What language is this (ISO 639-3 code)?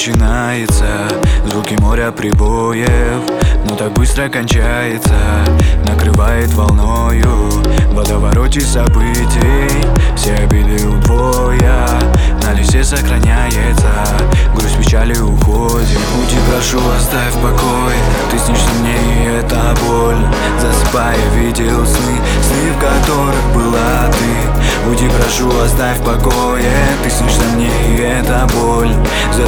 rus